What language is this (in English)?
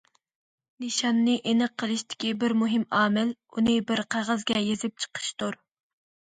Uyghur